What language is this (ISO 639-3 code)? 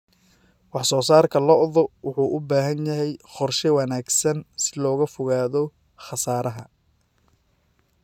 som